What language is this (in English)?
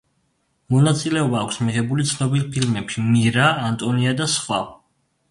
Georgian